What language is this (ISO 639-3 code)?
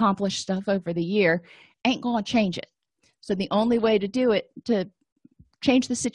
eng